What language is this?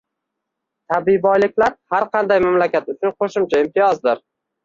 Uzbek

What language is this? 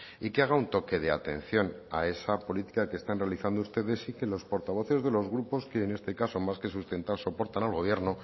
Spanish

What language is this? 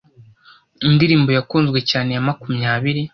Kinyarwanda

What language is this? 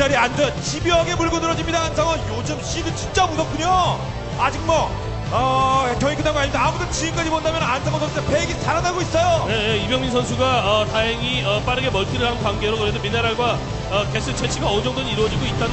Korean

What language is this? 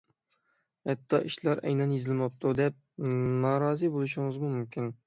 Uyghur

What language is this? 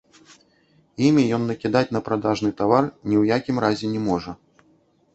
Belarusian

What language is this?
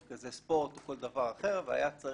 Hebrew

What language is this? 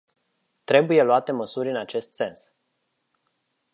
Romanian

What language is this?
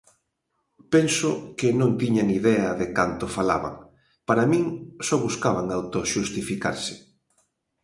Galician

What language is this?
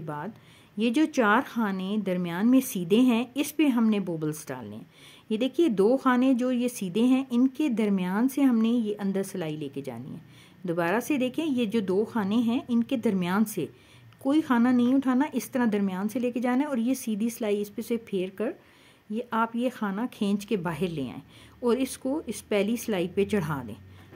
Hindi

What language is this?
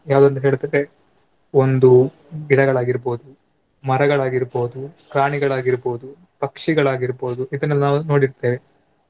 Kannada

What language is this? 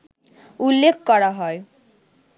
Bangla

